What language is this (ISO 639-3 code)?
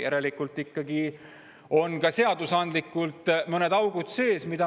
est